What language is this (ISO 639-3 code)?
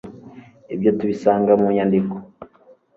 kin